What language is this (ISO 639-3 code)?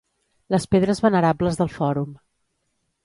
cat